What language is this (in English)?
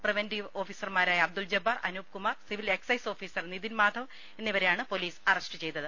Malayalam